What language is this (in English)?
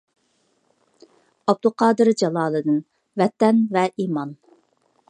Uyghur